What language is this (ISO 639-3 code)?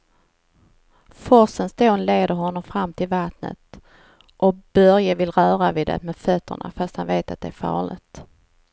swe